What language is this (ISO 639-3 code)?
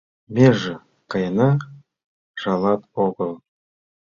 chm